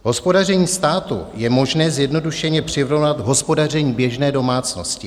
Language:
Czech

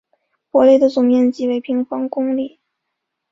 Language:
Chinese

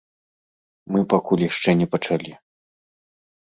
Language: Belarusian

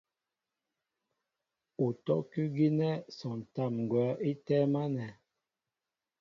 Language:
Mbo (Cameroon)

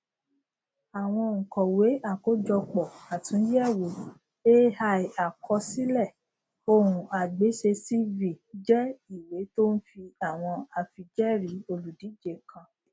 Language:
Yoruba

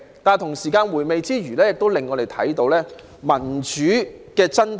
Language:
Cantonese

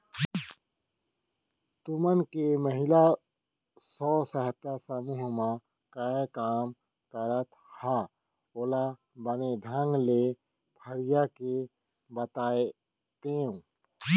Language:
Chhattisgarhi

